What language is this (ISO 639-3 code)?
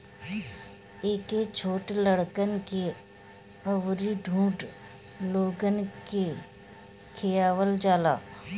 bho